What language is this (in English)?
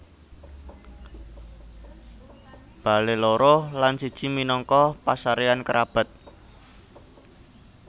Javanese